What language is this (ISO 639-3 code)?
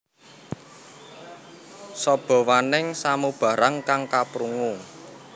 jav